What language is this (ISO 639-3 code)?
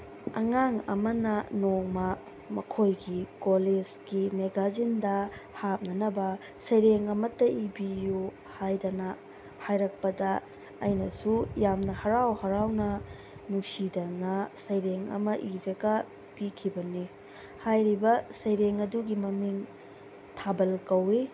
mni